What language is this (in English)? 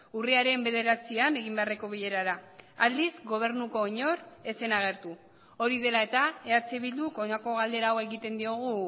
Basque